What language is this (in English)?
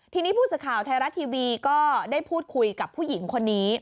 Thai